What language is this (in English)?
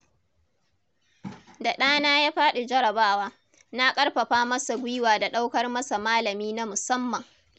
Hausa